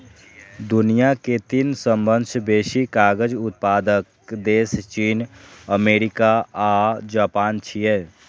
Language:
Maithili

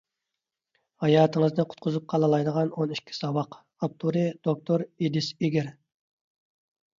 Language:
Uyghur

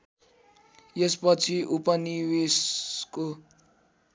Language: Nepali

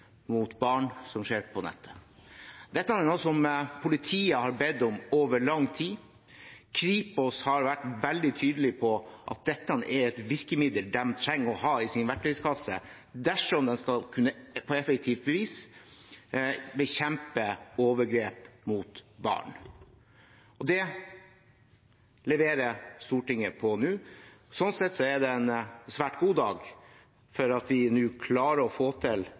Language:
Norwegian Bokmål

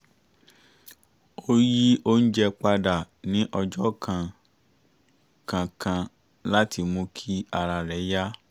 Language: Yoruba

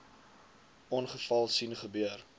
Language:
Afrikaans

